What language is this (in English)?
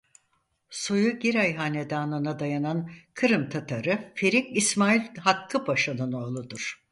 Turkish